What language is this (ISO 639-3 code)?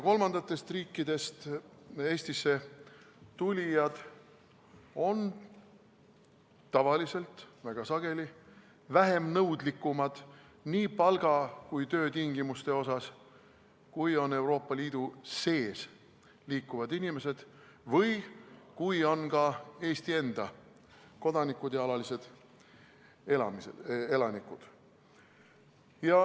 est